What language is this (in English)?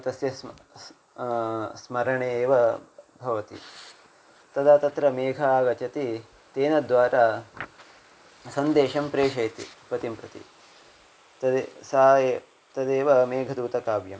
Sanskrit